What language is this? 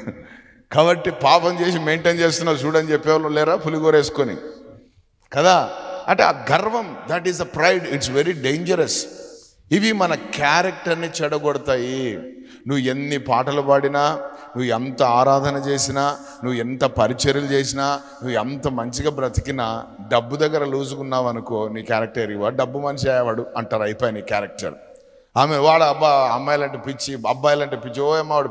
Telugu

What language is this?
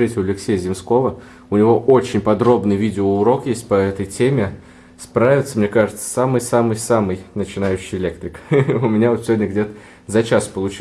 Russian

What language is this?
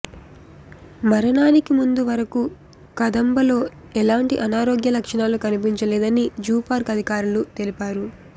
Telugu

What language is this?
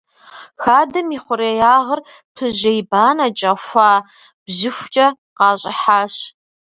Kabardian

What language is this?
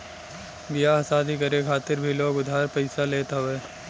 Bhojpuri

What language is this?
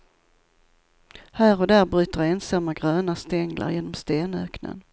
Swedish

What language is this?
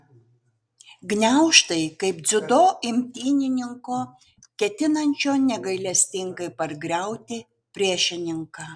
Lithuanian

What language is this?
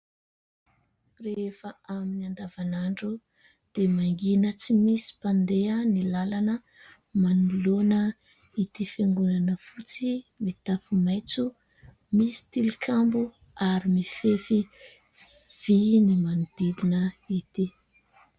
Malagasy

